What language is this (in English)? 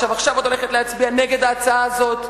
Hebrew